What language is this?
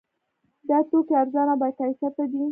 Pashto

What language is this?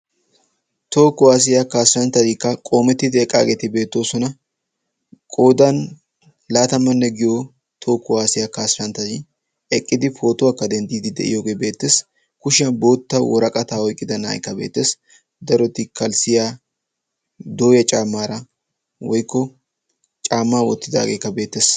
Wolaytta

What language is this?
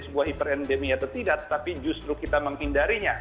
Indonesian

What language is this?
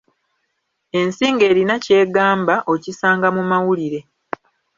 Ganda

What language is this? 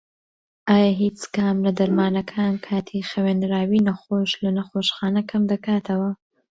Central Kurdish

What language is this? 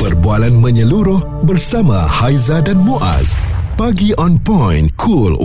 Malay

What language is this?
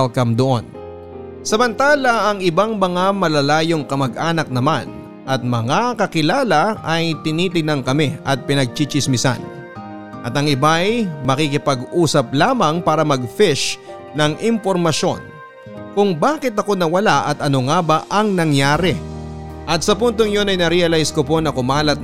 Filipino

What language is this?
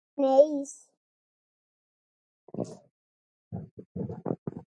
Galician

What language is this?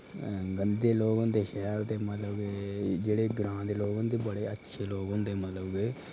Dogri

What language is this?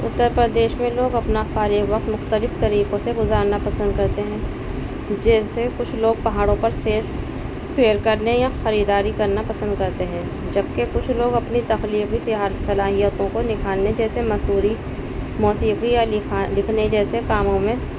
Urdu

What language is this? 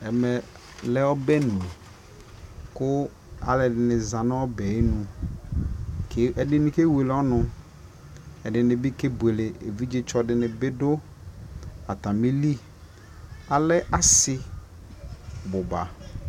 Ikposo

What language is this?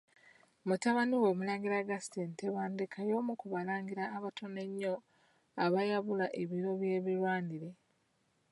Ganda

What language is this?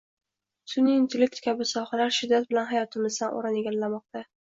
Uzbek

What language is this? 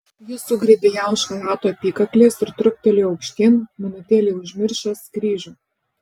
Lithuanian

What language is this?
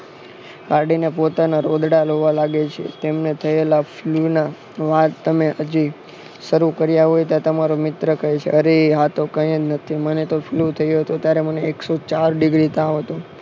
Gujarati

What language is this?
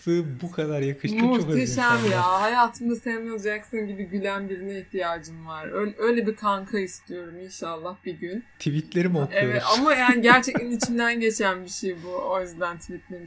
Turkish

